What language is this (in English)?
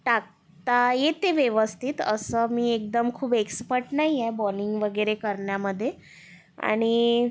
Marathi